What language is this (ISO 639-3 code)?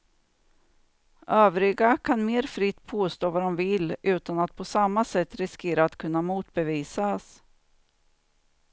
swe